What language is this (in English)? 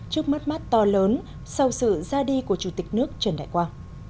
Vietnamese